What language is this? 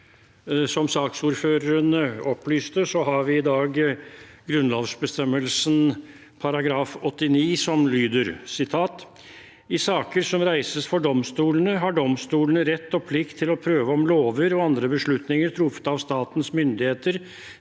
Norwegian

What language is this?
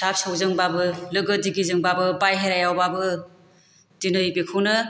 Bodo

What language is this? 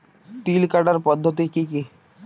Bangla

